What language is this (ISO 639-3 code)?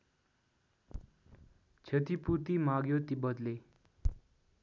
nep